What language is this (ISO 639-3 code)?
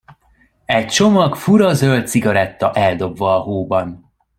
hun